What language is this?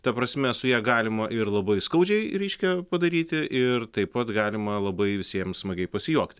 Lithuanian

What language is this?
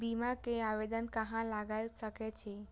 Maithili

